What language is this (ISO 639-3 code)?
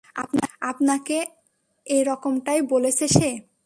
ben